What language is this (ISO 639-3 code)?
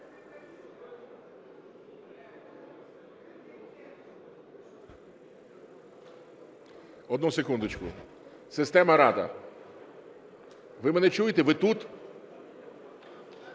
ukr